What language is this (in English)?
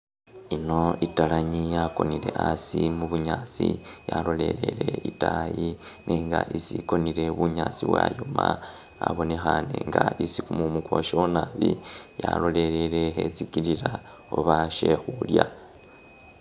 Masaaba